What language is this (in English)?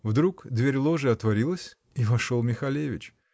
Russian